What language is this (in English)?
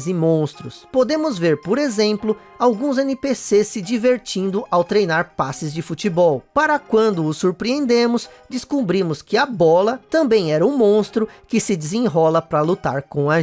Portuguese